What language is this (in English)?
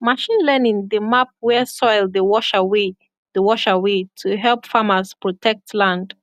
Nigerian Pidgin